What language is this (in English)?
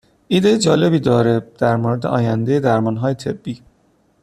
Persian